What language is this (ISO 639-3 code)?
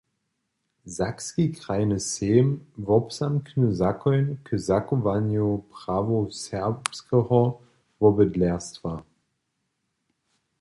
hsb